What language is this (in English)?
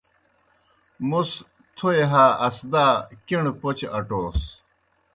Kohistani Shina